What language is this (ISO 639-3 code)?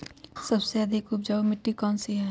mag